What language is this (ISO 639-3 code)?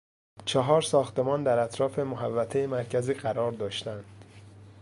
fas